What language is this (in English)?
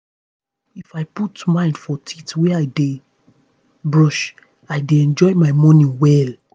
Nigerian Pidgin